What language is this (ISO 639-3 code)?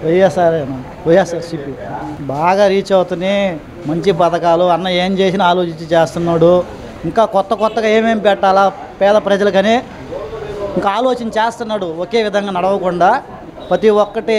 ind